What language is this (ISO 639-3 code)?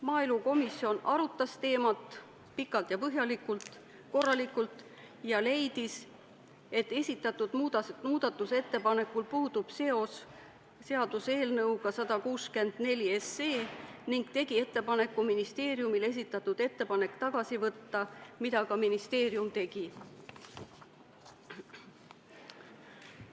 est